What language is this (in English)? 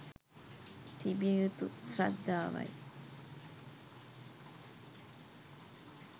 Sinhala